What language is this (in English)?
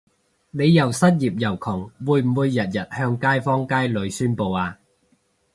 Cantonese